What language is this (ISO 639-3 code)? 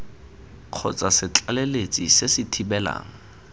tsn